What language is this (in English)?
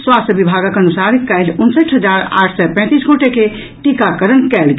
Maithili